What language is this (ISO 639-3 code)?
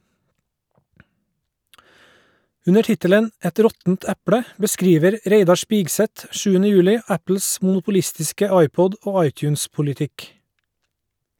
nor